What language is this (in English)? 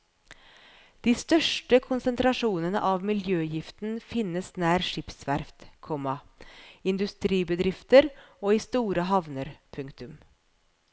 Norwegian